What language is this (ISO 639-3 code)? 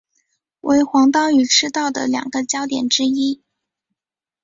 zho